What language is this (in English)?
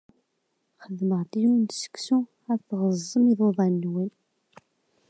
Kabyle